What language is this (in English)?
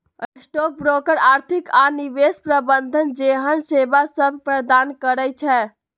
Magahi